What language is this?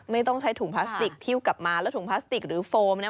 Thai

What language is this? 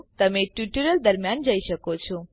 Gujarati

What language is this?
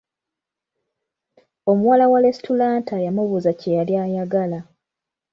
Ganda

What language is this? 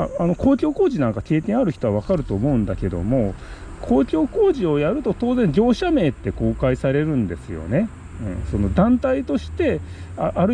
Japanese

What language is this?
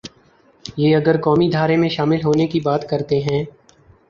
Urdu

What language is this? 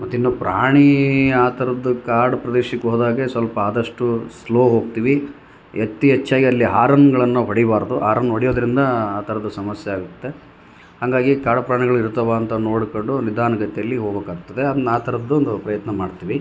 Kannada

